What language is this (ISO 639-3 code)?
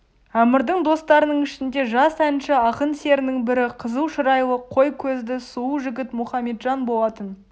kaz